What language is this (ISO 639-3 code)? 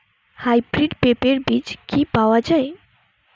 ben